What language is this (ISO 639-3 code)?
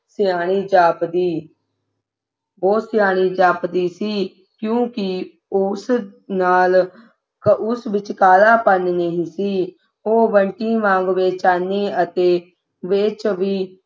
pan